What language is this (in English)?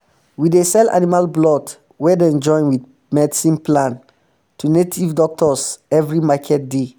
Nigerian Pidgin